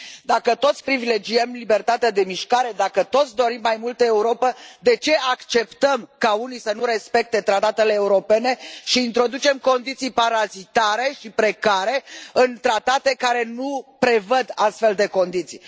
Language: Romanian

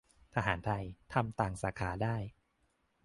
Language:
Thai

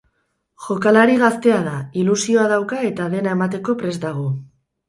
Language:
Basque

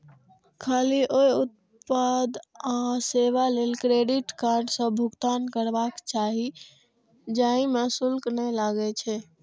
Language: Maithili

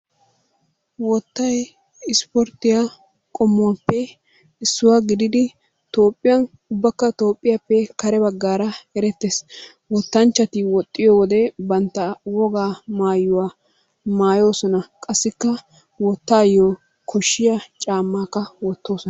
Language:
Wolaytta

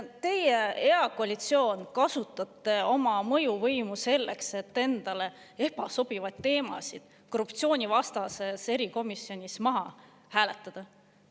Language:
Estonian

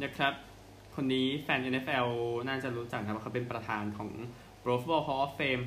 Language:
Thai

